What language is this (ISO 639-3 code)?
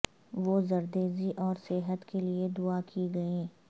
urd